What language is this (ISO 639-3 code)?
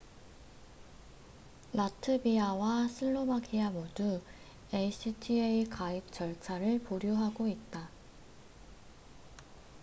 kor